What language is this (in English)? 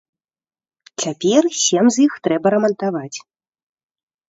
Belarusian